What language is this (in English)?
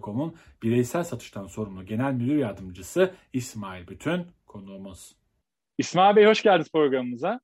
Turkish